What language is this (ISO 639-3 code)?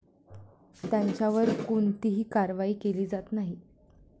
mar